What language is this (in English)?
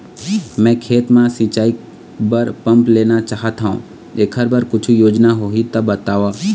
Chhattisgarhi